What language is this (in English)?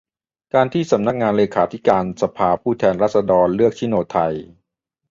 Thai